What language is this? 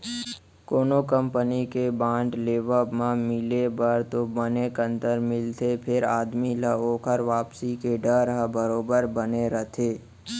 Chhattisgarhi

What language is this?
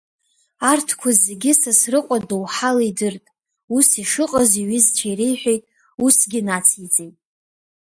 Abkhazian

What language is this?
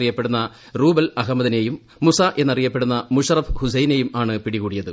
Malayalam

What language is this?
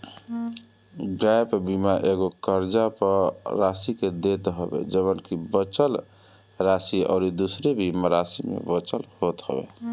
Bhojpuri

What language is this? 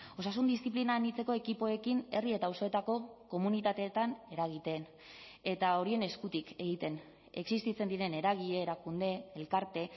Basque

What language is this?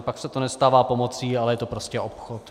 Czech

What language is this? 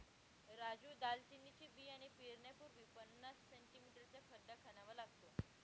Marathi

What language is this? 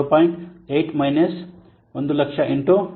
Kannada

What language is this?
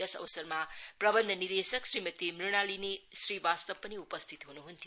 Nepali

